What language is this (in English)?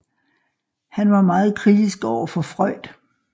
Danish